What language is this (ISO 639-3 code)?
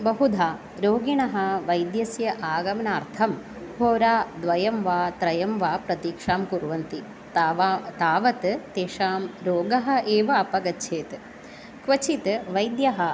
san